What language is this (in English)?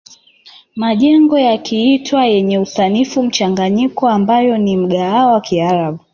Swahili